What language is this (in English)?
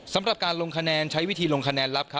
Thai